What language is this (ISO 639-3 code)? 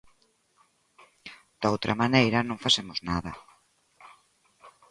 glg